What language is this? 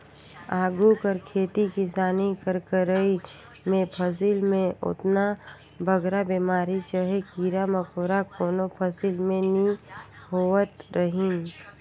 Chhattisgarhi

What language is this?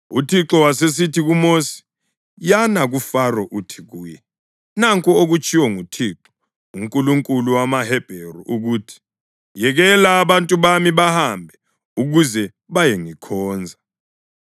North Ndebele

